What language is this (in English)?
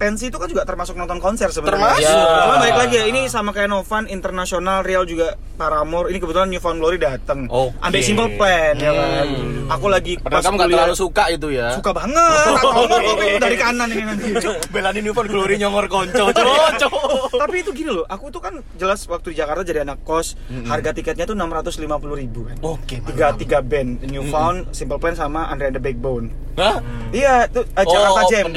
Indonesian